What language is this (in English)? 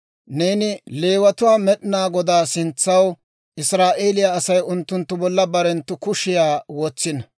Dawro